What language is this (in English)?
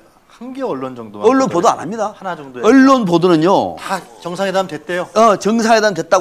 Korean